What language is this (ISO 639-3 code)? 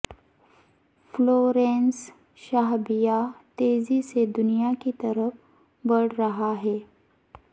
urd